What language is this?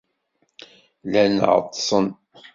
Kabyle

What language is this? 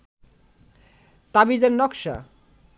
Bangla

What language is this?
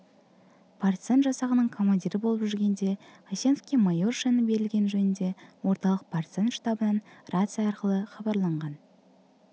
Kazakh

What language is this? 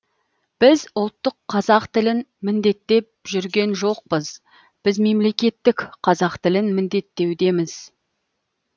Kazakh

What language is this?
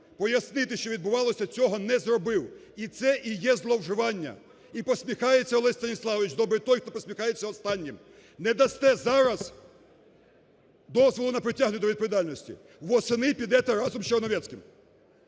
Ukrainian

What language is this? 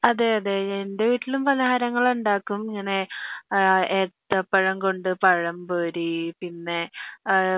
Malayalam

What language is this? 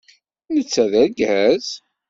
Kabyle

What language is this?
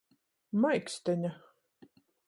Latgalian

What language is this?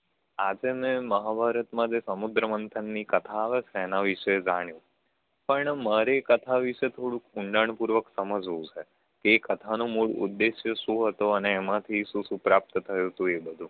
Gujarati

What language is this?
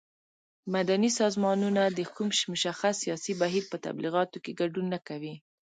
Pashto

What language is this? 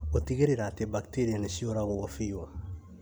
Kikuyu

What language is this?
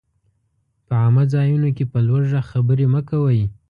Pashto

